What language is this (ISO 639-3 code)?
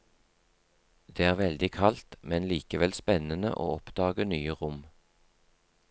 nor